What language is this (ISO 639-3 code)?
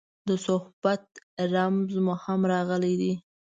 pus